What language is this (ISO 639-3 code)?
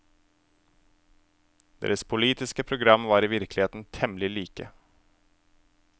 nor